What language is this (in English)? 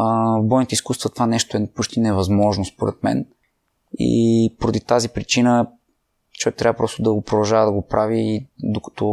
Bulgarian